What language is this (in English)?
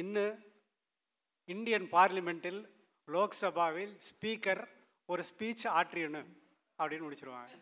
Tamil